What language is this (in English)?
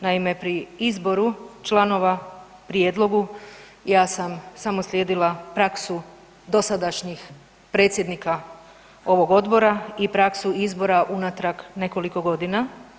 Croatian